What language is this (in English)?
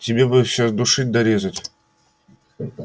Russian